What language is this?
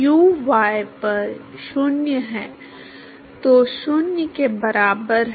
Hindi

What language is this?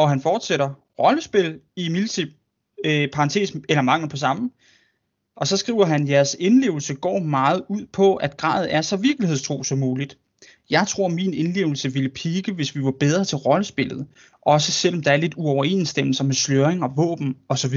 Danish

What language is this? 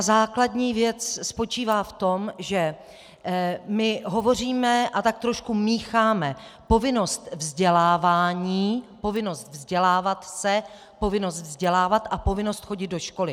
Czech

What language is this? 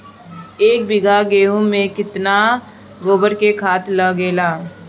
Bhojpuri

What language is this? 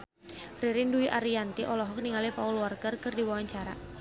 Sundanese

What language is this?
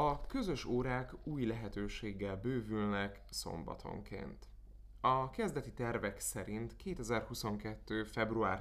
Hungarian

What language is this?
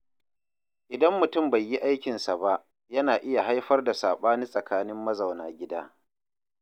Hausa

